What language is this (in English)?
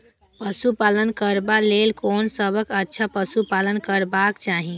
Maithili